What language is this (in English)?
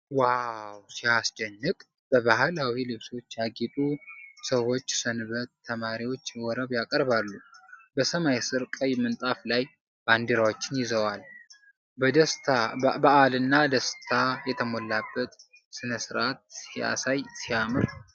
Amharic